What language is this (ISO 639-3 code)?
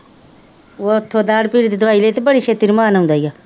pan